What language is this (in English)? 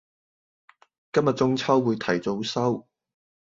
Cantonese